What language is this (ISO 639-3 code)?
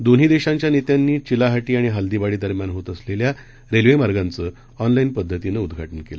mar